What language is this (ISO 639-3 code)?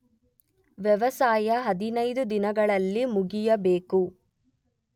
kan